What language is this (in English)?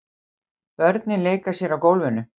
Icelandic